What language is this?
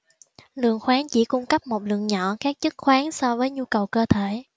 Vietnamese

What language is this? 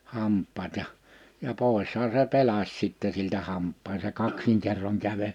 Finnish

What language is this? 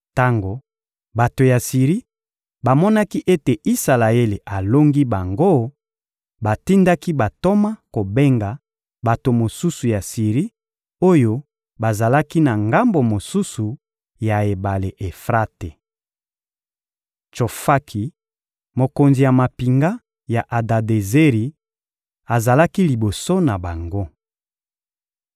Lingala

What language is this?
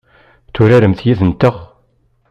Kabyle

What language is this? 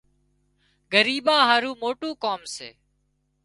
Wadiyara Koli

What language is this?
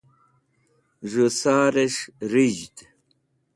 Wakhi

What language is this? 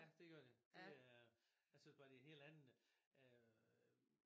Danish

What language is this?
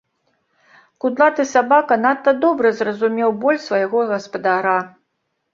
Belarusian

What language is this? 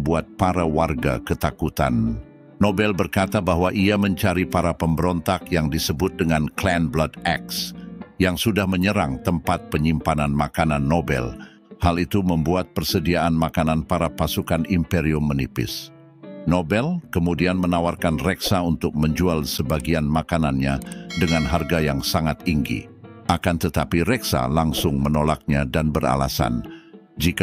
Indonesian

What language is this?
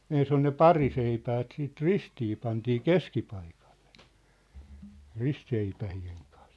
Finnish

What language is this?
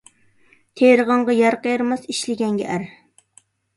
Uyghur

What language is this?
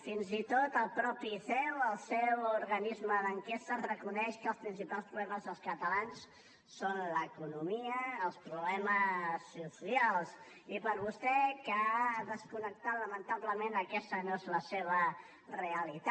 Catalan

